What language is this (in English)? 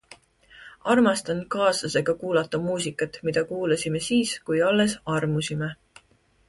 Estonian